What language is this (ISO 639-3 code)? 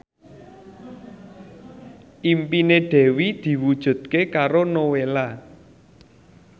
jav